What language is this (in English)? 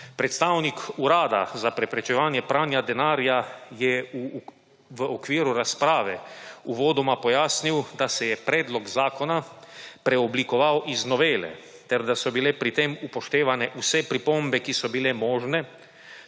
Slovenian